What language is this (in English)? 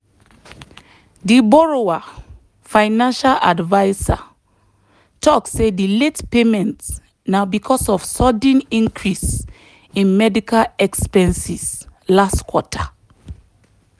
Nigerian Pidgin